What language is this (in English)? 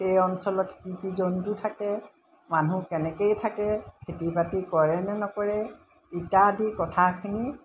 Assamese